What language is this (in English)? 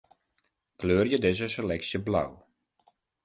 Western Frisian